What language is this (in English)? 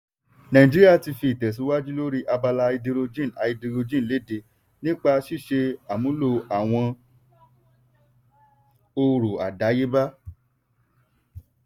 Yoruba